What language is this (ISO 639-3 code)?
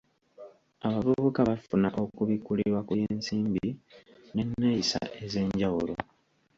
lug